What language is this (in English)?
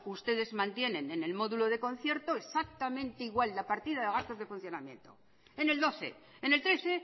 Spanish